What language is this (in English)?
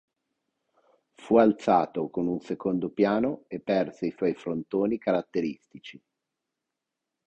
Italian